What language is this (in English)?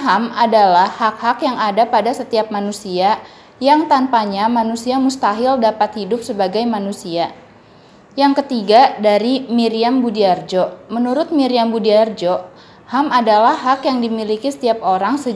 Indonesian